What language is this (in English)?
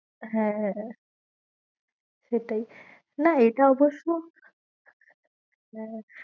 Bangla